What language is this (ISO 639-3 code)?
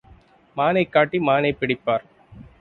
tam